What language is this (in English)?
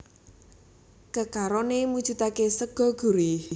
Javanese